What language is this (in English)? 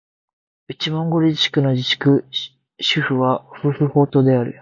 Japanese